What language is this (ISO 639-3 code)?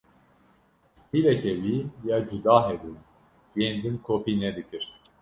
kur